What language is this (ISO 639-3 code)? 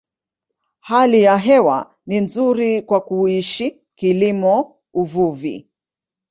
swa